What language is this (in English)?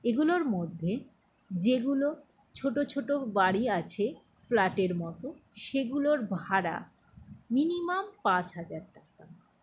Bangla